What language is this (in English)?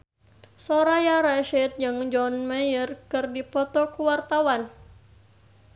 Sundanese